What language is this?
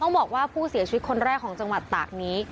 Thai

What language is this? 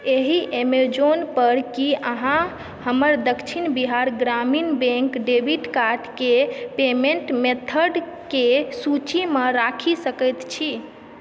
Maithili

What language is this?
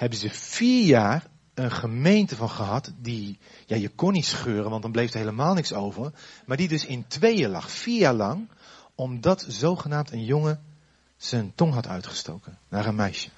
Dutch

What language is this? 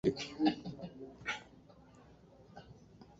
Swahili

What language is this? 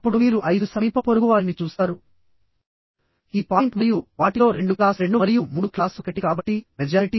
Telugu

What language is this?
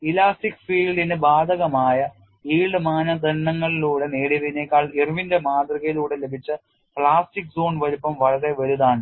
Malayalam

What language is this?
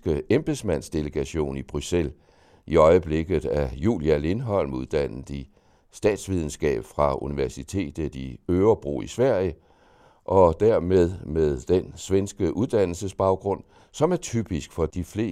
Danish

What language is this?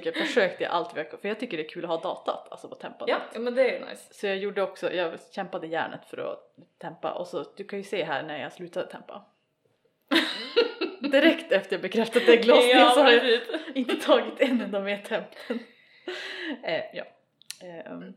Swedish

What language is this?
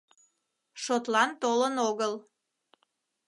Mari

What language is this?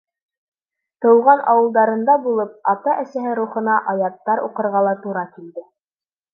Bashkir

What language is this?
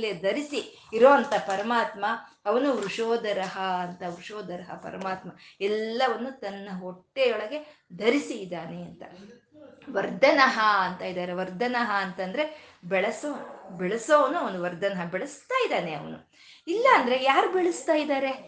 Kannada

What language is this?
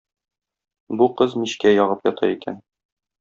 Tatar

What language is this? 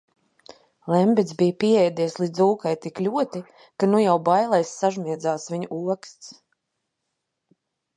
Latvian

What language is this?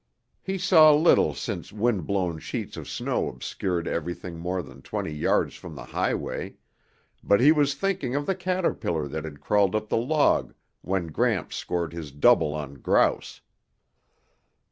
English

